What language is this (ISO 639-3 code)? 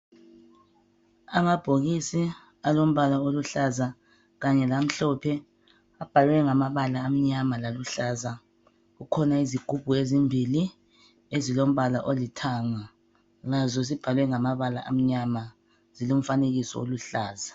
nde